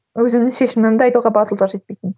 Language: Kazakh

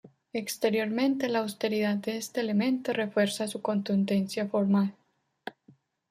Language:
Spanish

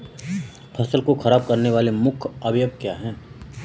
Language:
Hindi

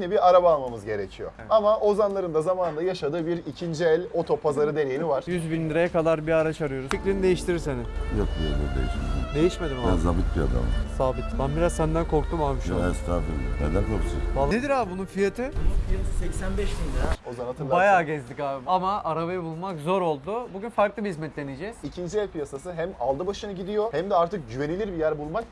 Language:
Turkish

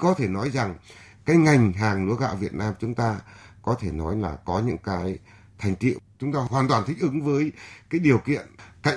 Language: Vietnamese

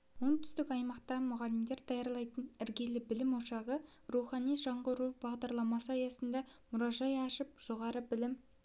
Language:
Kazakh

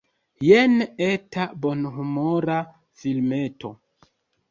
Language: Esperanto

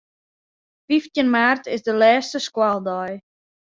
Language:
Western Frisian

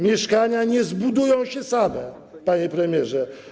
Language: Polish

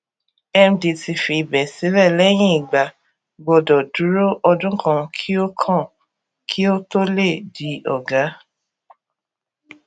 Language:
Yoruba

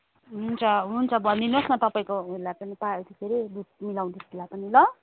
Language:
Nepali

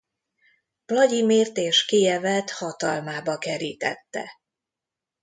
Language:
Hungarian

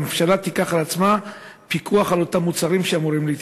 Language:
Hebrew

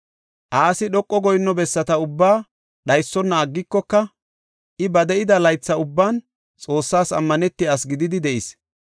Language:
Gofa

